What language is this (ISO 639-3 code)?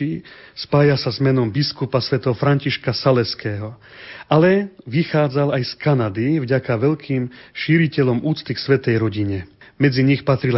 slk